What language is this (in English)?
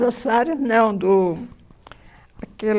Portuguese